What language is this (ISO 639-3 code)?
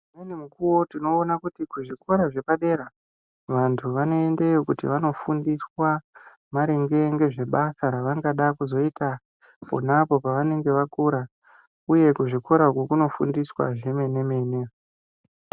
ndc